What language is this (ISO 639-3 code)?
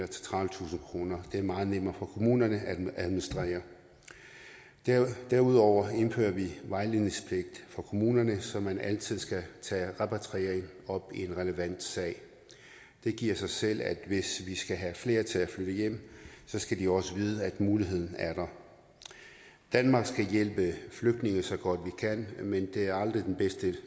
dan